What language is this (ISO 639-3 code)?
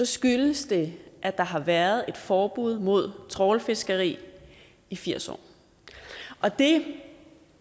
dan